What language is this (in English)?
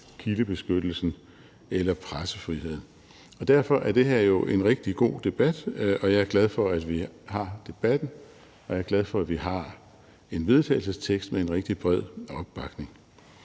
Danish